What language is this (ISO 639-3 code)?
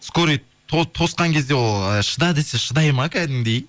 kaz